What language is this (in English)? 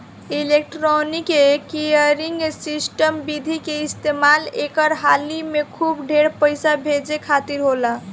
Bhojpuri